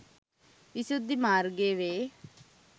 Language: Sinhala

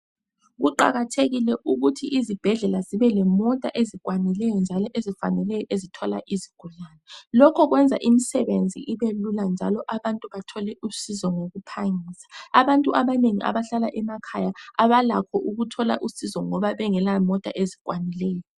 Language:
North Ndebele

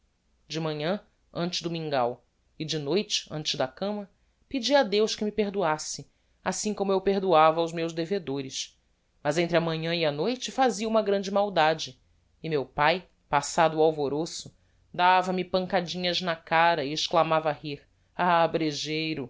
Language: Portuguese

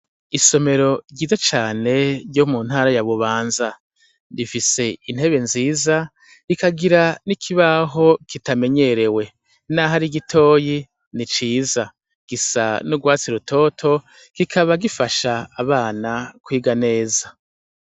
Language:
Rundi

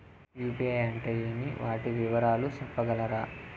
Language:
Telugu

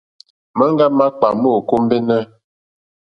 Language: Mokpwe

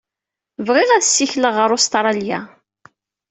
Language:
Kabyle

